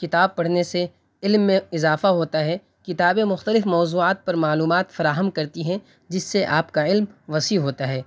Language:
Urdu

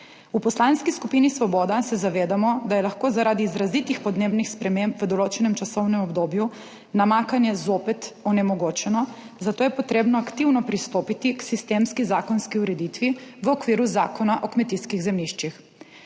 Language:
Slovenian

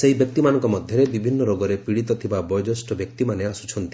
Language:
Odia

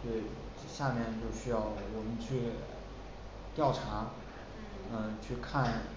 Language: Chinese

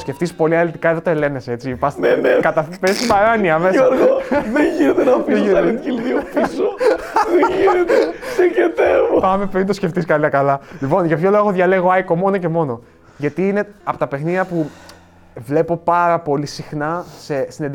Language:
Greek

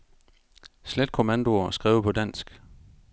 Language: Danish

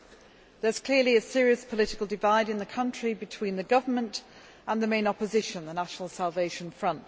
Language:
English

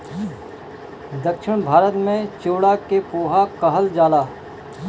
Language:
Bhojpuri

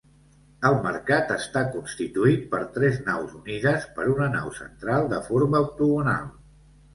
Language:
Catalan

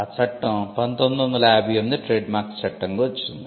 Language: Telugu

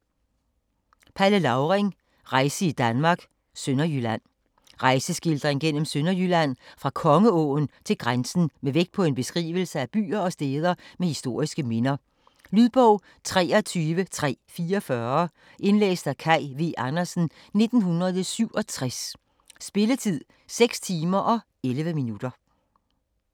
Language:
Danish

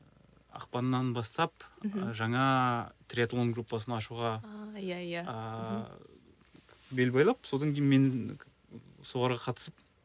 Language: Kazakh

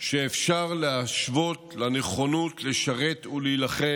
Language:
Hebrew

